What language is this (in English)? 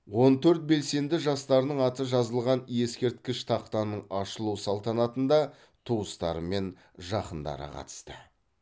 Kazakh